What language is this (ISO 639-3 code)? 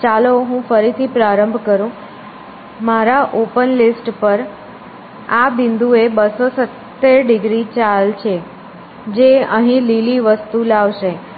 guj